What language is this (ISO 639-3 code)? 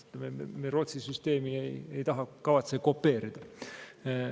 est